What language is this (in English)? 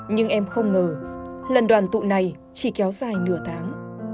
Vietnamese